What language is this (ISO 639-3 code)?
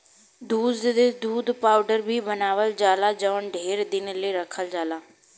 bho